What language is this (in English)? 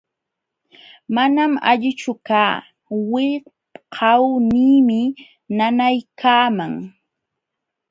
Jauja Wanca Quechua